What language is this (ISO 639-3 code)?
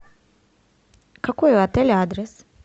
rus